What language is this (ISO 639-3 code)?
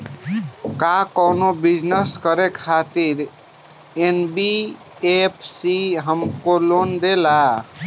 bho